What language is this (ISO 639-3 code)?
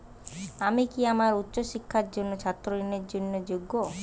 ben